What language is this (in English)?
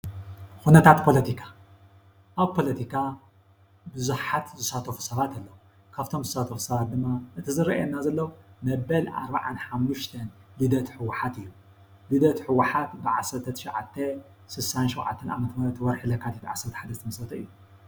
Tigrinya